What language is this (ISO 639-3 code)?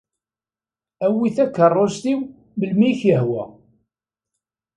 kab